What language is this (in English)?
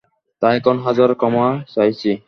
Bangla